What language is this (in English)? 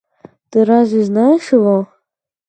Russian